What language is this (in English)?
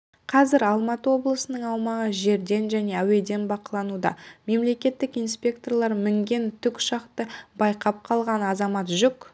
Kazakh